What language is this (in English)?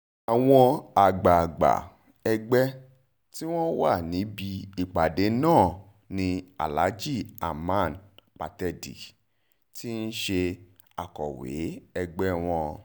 Yoruba